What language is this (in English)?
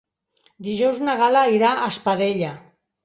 Catalan